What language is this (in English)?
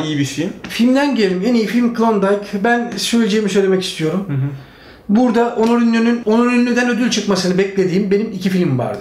Turkish